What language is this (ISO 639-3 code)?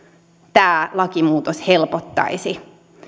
fin